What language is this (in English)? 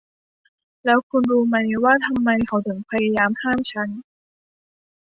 Thai